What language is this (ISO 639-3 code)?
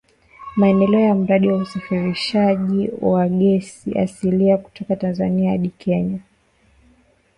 swa